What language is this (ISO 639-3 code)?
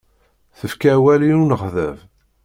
kab